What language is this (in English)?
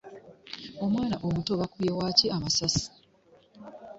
Ganda